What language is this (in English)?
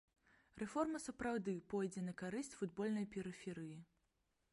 Belarusian